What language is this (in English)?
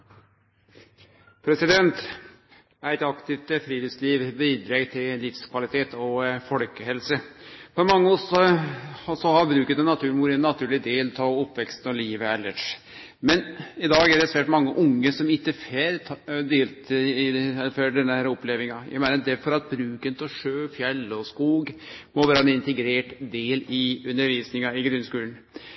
Norwegian